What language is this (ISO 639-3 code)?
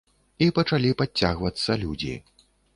bel